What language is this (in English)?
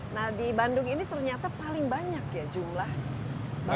Indonesian